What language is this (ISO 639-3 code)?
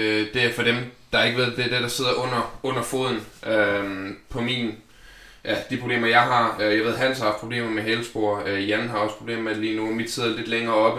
dan